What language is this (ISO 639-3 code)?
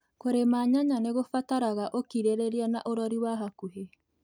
kik